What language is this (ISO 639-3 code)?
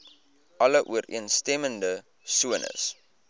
afr